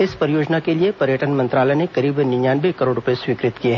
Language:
Hindi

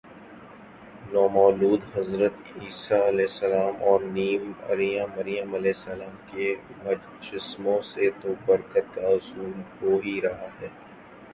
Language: Urdu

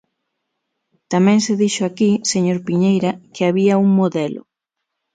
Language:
Galician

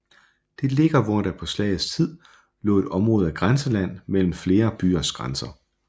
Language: Danish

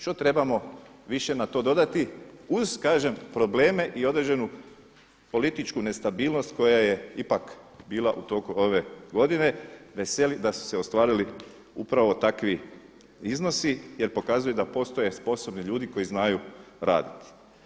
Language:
Croatian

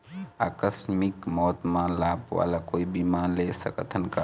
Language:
Chhattisgarhi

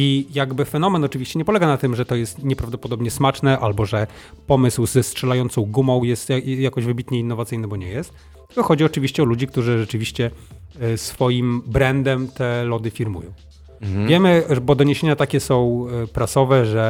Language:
Polish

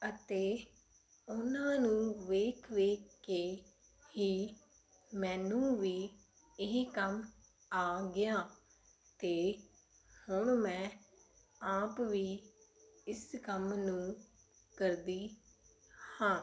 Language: Punjabi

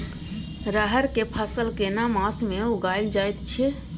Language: Maithili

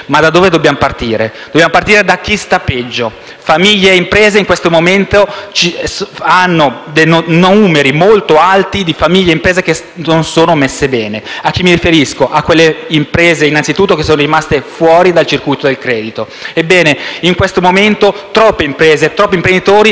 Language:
Italian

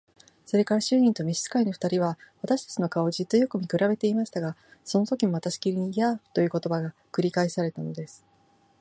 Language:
Japanese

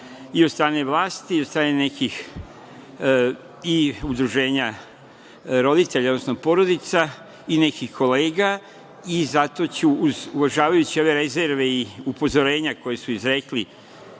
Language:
Serbian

